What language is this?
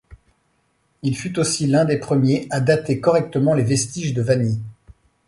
French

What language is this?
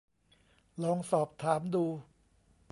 Thai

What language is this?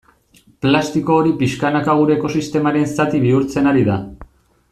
Basque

